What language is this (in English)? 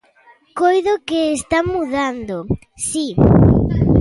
Galician